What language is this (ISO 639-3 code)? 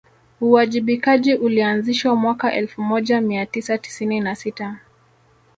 swa